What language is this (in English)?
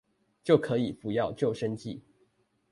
Chinese